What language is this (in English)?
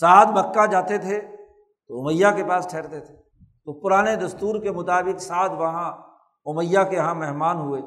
Urdu